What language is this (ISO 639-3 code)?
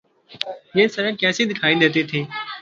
urd